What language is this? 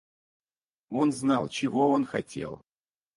Russian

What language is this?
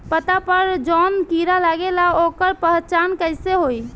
Bhojpuri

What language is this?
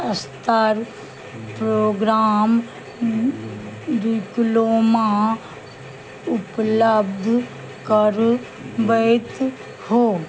Maithili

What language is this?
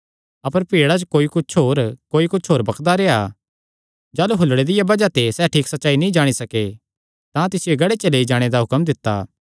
Kangri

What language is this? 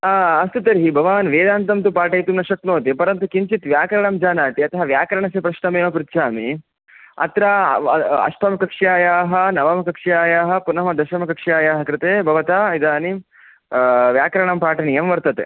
Sanskrit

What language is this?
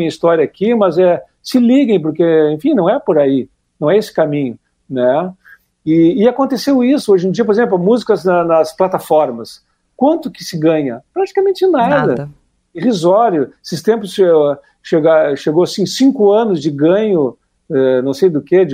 Portuguese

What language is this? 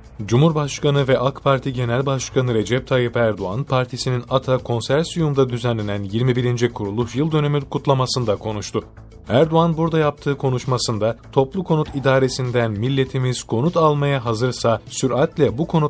Turkish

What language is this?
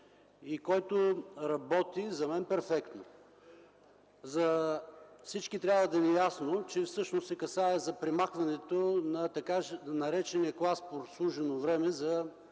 Bulgarian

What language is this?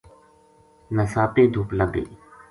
Gujari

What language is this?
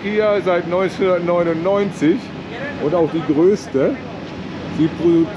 German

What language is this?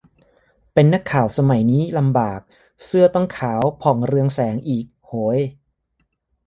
Thai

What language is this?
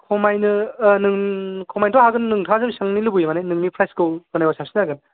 Bodo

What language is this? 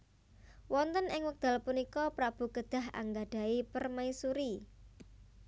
Javanese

